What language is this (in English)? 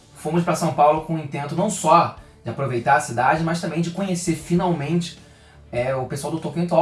Portuguese